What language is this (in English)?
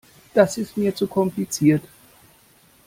German